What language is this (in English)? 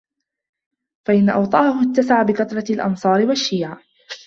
Arabic